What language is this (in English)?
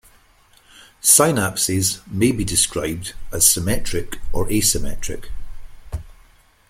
English